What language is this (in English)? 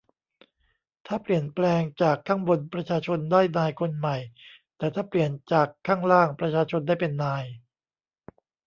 Thai